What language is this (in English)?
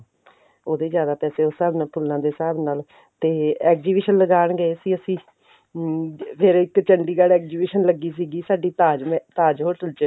Punjabi